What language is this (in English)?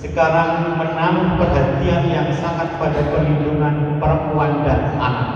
Indonesian